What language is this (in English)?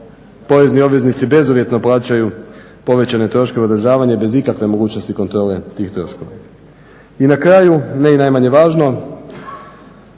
Croatian